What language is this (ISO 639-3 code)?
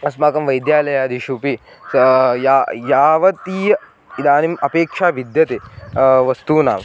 san